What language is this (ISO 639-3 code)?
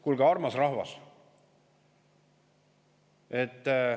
est